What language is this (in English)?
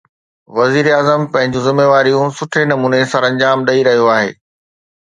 Sindhi